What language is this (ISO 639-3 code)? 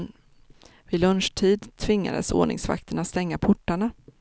swe